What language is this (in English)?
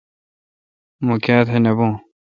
Kalkoti